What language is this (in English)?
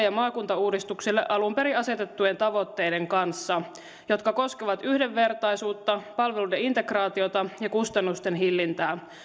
Finnish